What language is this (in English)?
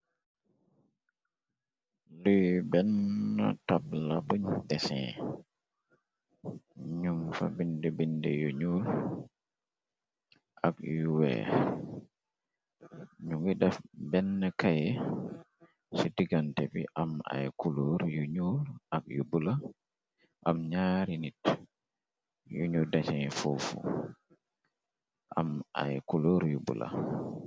Wolof